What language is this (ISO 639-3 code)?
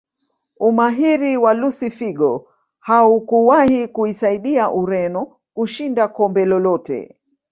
swa